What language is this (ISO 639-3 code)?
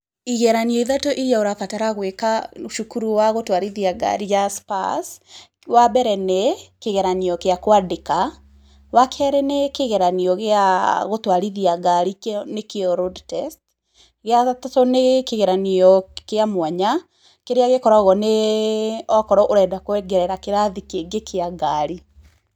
kik